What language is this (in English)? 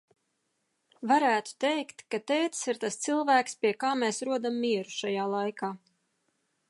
Latvian